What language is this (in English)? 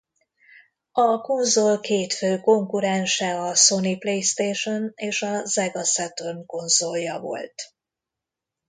Hungarian